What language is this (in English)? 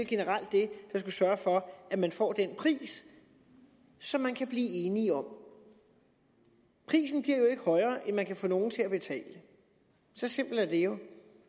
Danish